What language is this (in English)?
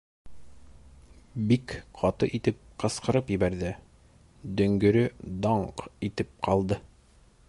Bashkir